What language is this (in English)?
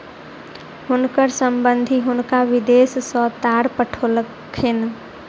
Maithili